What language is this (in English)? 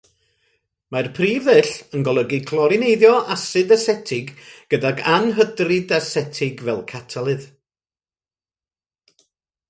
Welsh